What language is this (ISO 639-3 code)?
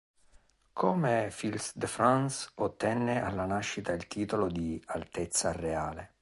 ita